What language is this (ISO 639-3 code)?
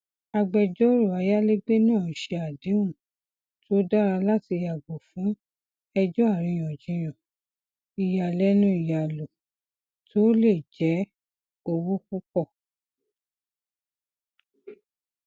yor